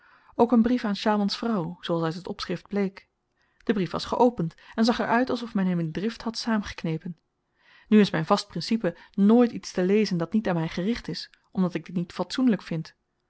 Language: Dutch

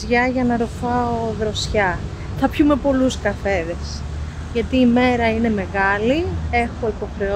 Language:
Greek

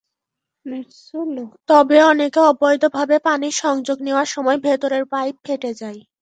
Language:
Bangla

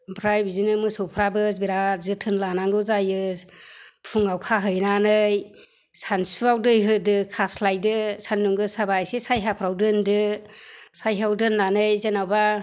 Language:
Bodo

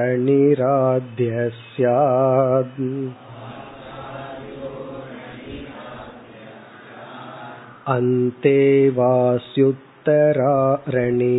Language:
Tamil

